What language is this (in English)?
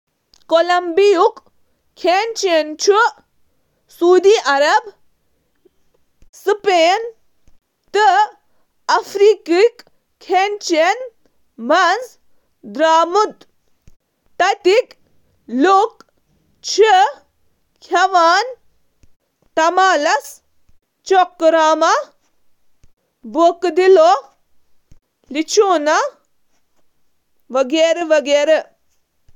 Kashmiri